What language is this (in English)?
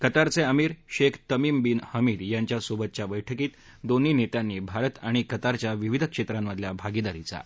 Marathi